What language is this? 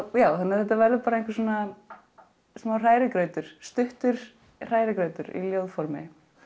Icelandic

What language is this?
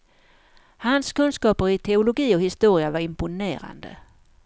Swedish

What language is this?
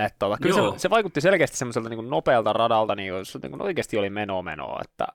Finnish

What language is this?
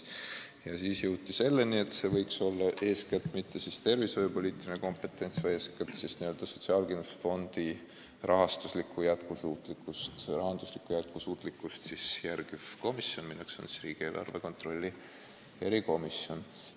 Estonian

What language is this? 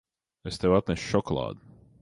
Latvian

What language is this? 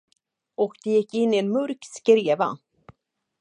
Swedish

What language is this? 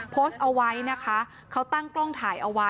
Thai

